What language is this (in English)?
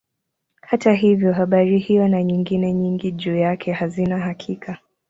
Swahili